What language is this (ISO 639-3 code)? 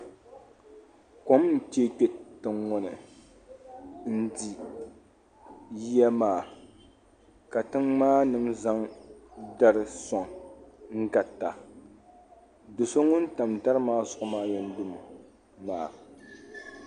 dag